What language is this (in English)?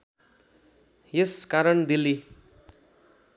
Nepali